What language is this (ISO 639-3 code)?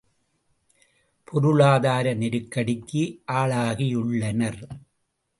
tam